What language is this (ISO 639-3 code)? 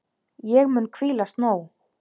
isl